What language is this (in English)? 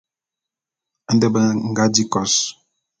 Bulu